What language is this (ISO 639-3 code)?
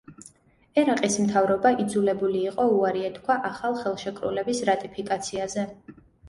kat